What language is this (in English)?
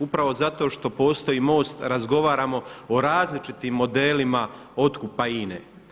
Croatian